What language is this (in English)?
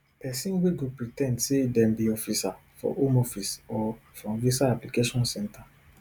Nigerian Pidgin